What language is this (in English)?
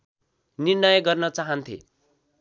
Nepali